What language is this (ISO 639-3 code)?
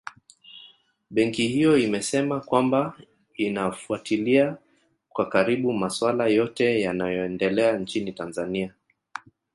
swa